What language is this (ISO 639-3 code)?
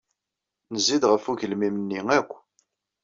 kab